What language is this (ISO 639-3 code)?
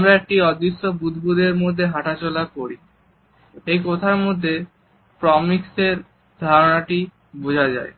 ben